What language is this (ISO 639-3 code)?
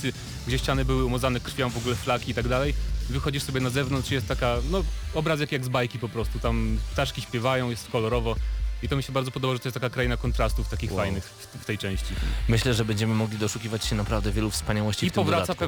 pol